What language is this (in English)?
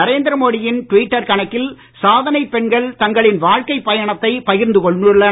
Tamil